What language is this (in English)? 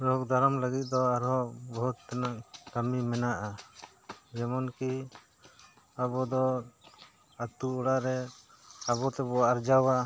Santali